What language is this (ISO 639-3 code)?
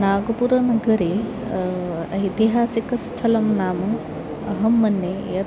san